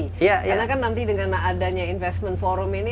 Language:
Indonesian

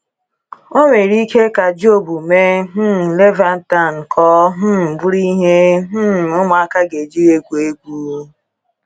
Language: Igbo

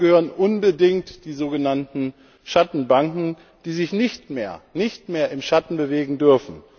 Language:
German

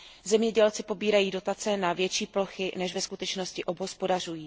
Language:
Czech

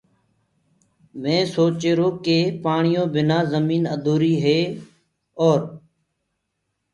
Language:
Gurgula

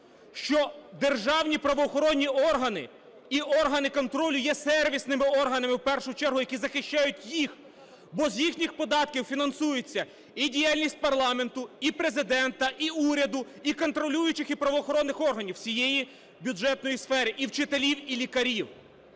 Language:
Ukrainian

